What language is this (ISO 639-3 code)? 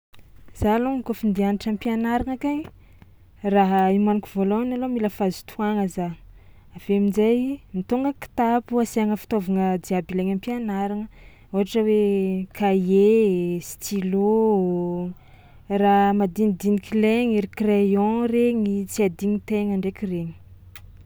xmw